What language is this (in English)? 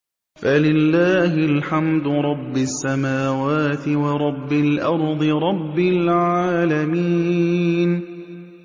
Arabic